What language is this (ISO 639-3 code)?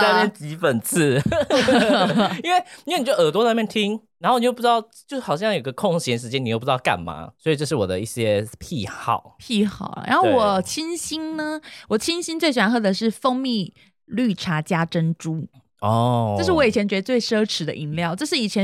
zho